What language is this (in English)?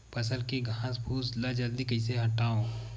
Chhattisgarhi